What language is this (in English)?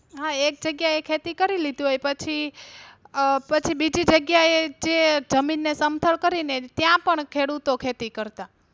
Gujarati